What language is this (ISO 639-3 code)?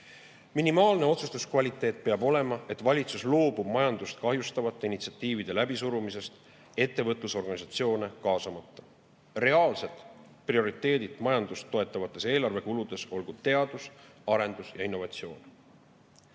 est